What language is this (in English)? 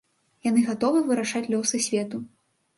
Belarusian